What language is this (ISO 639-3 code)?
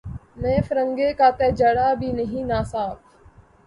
urd